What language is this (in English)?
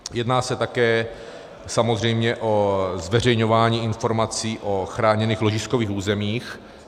Czech